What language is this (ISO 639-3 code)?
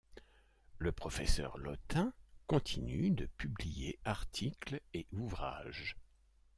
fra